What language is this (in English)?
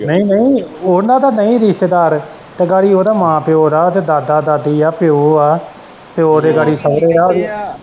Punjabi